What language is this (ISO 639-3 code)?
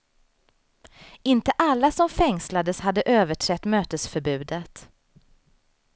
swe